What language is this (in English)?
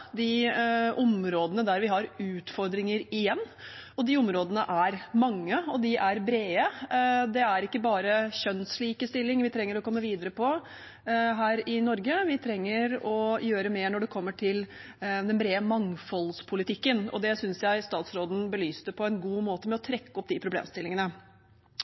Norwegian Bokmål